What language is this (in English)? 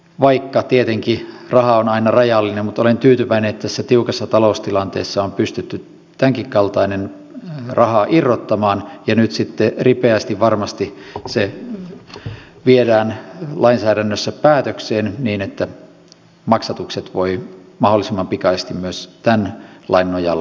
Finnish